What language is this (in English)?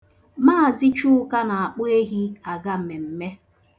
Igbo